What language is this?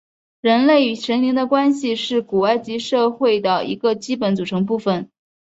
Chinese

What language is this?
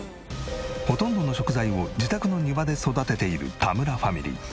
Japanese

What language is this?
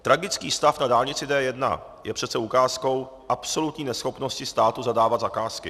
Czech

